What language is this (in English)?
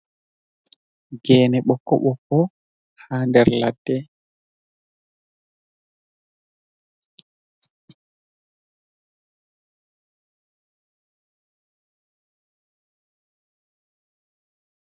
Fula